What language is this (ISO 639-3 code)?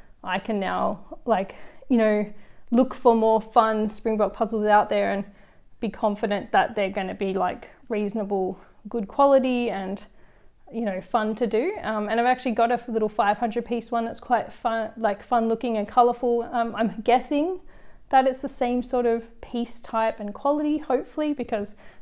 eng